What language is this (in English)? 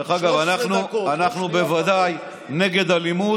Hebrew